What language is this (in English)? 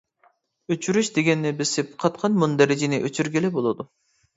Uyghur